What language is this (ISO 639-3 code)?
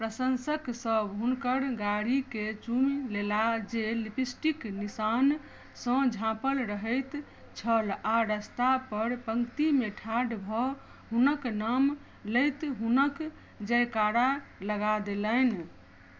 mai